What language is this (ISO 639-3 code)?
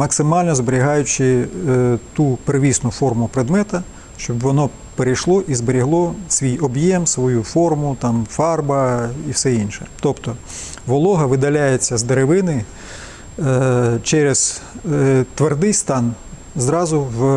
ukr